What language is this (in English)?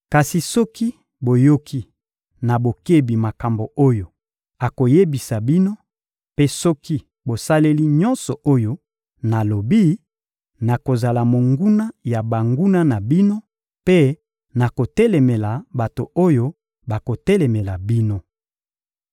Lingala